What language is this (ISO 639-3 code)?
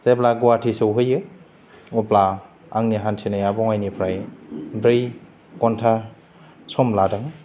brx